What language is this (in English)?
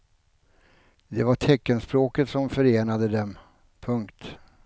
Swedish